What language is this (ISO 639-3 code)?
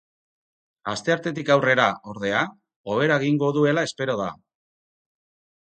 eus